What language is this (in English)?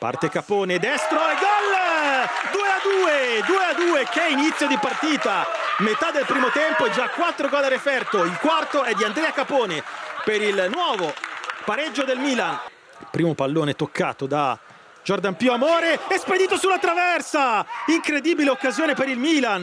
Italian